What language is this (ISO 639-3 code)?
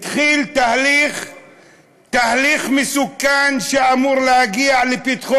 heb